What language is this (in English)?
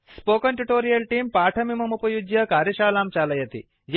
Sanskrit